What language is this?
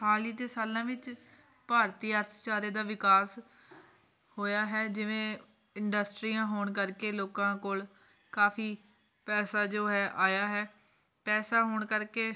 Punjabi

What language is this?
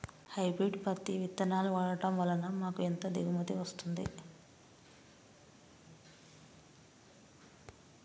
Telugu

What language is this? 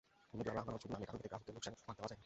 Bangla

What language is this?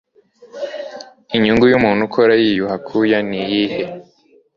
Kinyarwanda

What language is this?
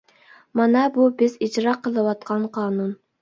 Uyghur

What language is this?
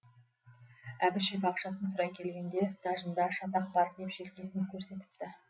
Kazakh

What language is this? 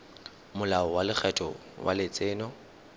Tswana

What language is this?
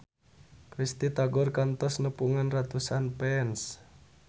Sundanese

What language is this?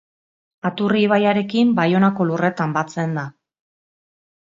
Basque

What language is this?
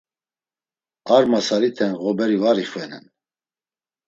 Laz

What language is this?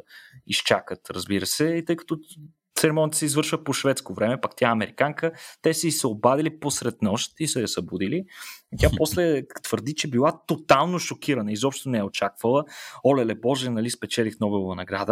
Bulgarian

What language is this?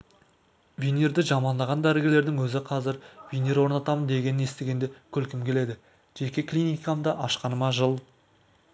Kazakh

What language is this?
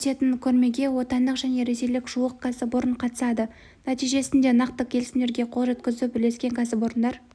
Kazakh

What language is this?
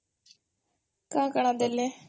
Odia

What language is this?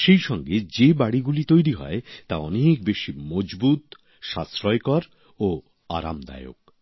Bangla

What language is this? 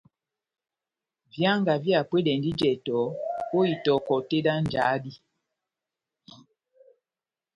Batanga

